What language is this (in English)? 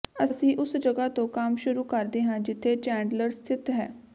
Punjabi